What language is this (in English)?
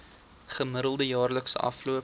Afrikaans